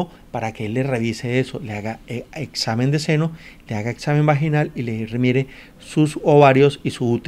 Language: Spanish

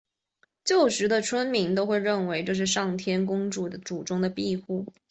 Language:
Chinese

